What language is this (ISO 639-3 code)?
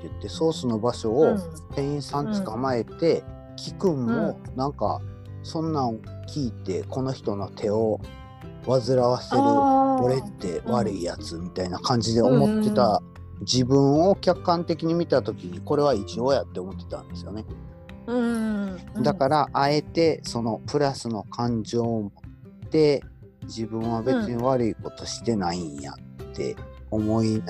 jpn